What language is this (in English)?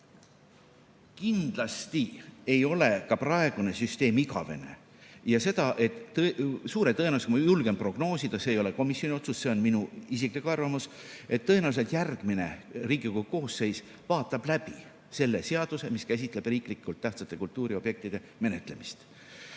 Estonian